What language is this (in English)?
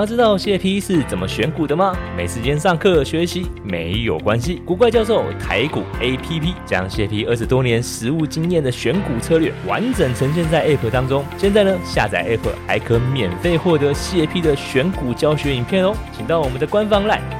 Chinese